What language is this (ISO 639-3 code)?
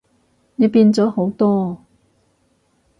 yue